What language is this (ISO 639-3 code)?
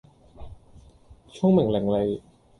yue